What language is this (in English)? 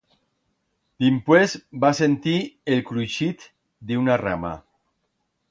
Aragonese